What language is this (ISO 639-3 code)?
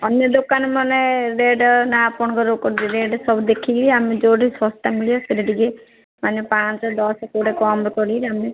ori